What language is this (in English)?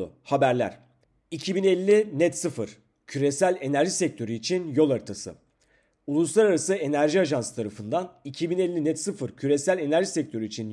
Turkish